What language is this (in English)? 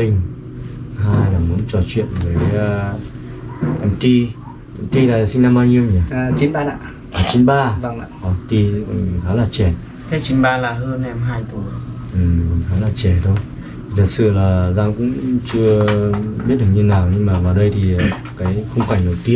Vietnamese